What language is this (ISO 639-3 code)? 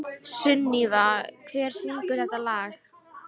isl